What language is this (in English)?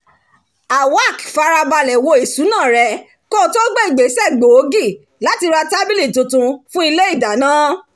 Yoruba